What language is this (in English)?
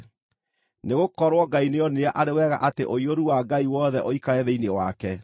Kikuyu